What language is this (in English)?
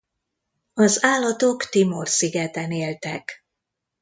Hungarian